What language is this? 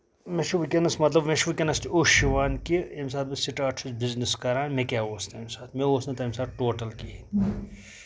Kashmiri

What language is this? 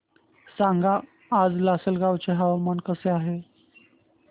Marathi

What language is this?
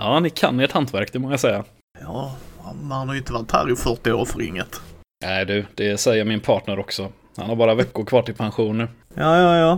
Swedish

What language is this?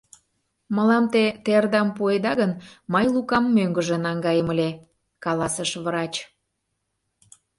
Mari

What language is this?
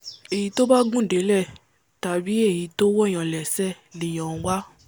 Yoruba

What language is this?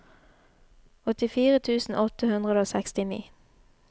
Norwegian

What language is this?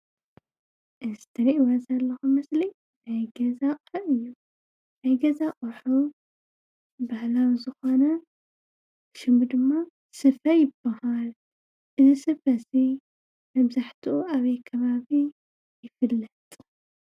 Tigrinya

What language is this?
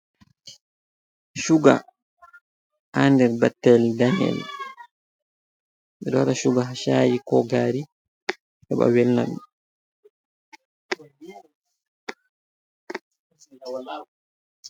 Fula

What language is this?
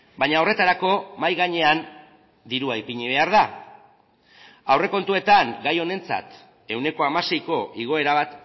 Basque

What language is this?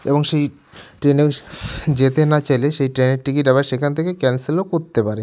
Bangla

